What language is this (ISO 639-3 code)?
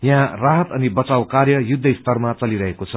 nep